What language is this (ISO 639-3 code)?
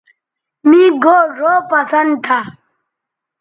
btv